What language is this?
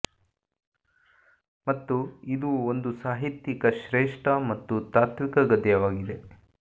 Kannada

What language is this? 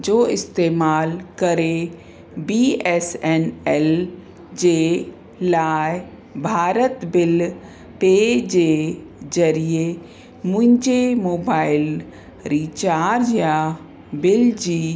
Sindhi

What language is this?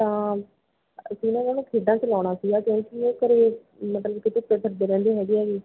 Punjabi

